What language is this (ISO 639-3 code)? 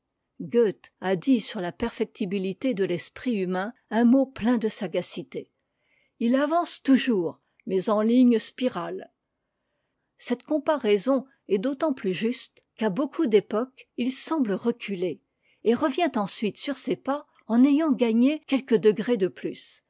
fra